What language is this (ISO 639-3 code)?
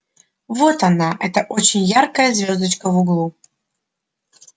rus